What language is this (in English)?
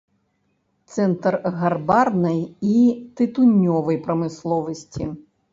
Belarusian